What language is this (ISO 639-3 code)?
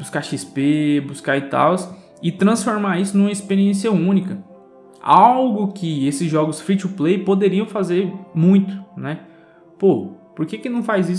por